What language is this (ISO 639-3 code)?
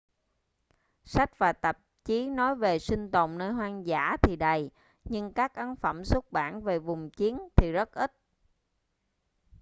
vie